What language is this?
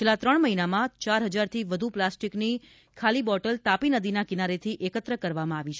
Gujarati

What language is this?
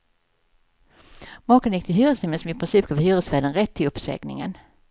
Swedish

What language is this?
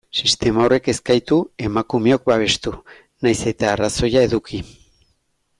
Basque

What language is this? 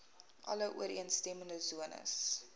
Afrikaans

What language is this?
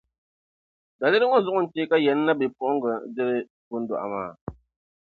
Dagbani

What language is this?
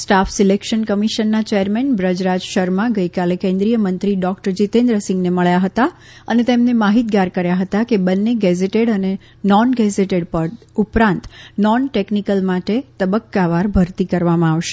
Gujarati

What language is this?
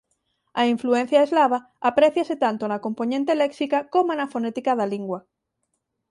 Galician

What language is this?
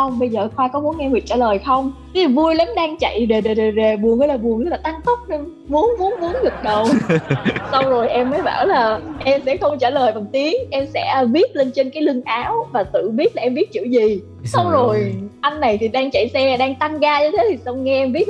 Vietnamese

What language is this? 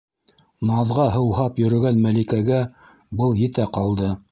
Bashkir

